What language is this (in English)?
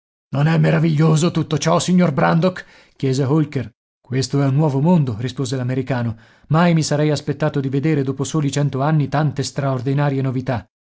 Italian